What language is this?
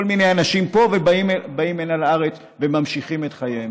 Hebrew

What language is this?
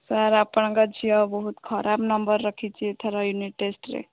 Odia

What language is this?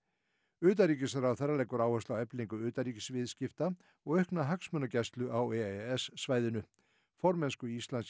Icelandic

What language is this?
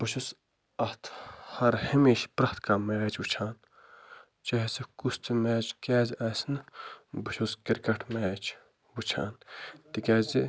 Kashmiri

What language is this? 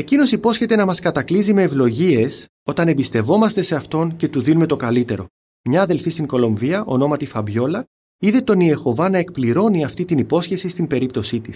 Greek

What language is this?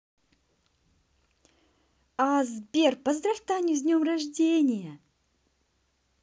Russian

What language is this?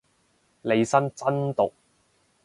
Cantonese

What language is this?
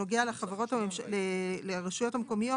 Hebrew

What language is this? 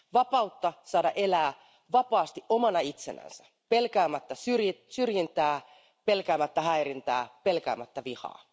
Finnish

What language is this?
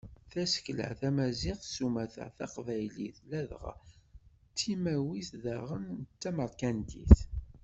Kabyle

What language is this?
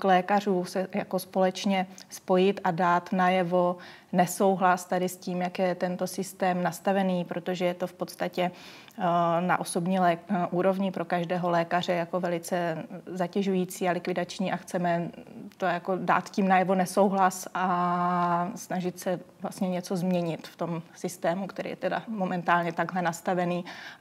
Czech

